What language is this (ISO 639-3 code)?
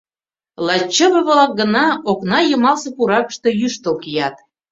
chm